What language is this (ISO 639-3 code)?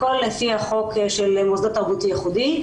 heb